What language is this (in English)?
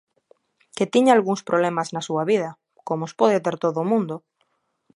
Galician